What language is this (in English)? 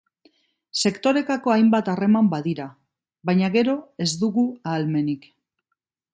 Basque